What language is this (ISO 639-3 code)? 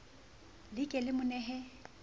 sot